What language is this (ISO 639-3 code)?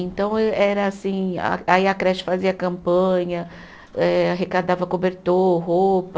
por